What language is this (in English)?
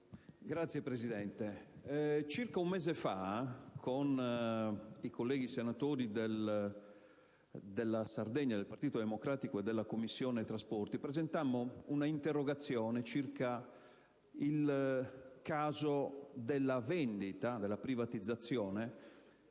Italian